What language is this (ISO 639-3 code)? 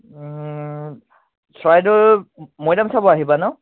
asm